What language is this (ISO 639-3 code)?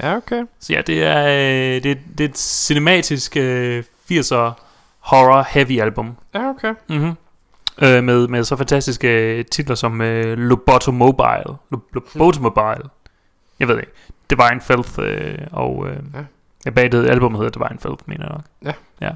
dan